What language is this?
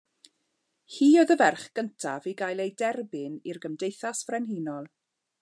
Welsh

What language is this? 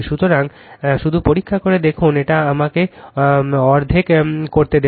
Bangla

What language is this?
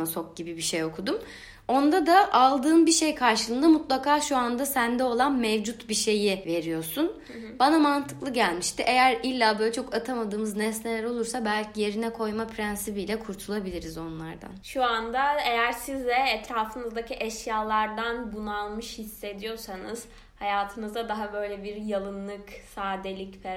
Turkish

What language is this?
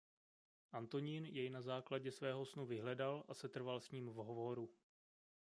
Czech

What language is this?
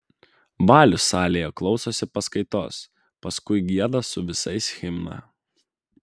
Lithuanian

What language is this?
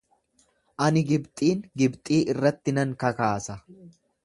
Oromo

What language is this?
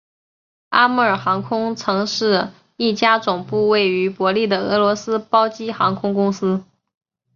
Chinese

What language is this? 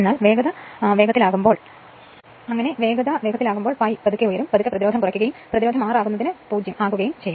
Malayalam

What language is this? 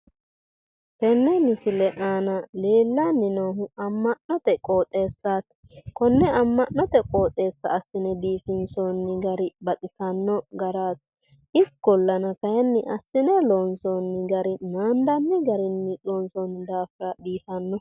Sidamo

